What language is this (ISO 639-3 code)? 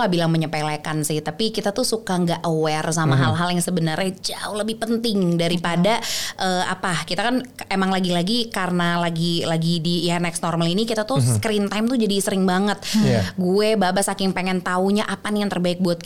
ind